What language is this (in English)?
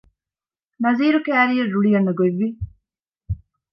Divehi